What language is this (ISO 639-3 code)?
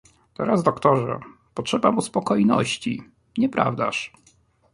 pol